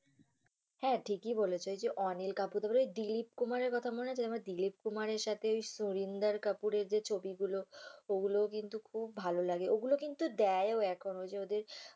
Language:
Bangla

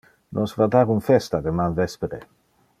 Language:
Interlingua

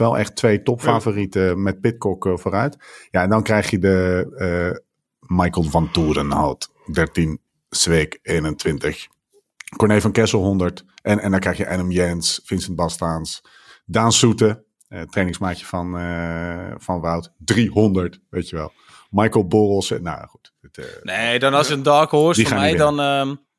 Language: Dutch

